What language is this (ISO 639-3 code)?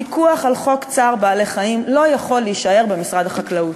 heb